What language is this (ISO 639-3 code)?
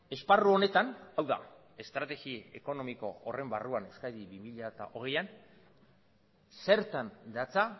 eus